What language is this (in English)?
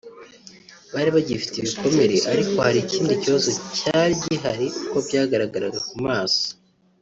Kinyarwanda